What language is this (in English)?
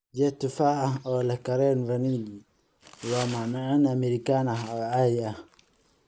Somali